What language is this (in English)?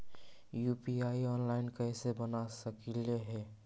Magahi